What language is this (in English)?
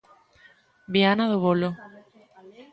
Galician